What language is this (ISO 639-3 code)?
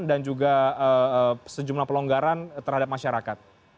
ind